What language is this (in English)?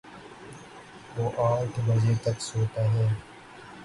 Urdu